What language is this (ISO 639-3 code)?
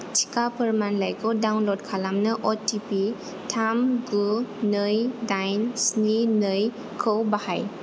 brx